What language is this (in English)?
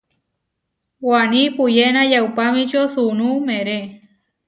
Huarijio